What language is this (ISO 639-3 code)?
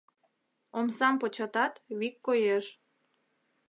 chm